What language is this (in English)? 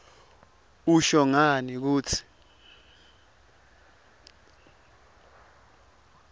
Swati